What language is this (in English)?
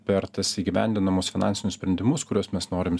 Lithuanian